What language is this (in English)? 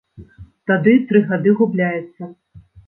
Belarusian